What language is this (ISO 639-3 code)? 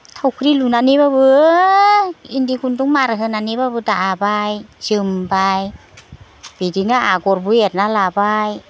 brx